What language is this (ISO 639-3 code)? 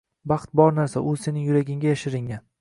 uzb